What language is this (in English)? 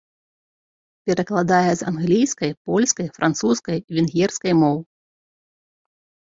Belarusian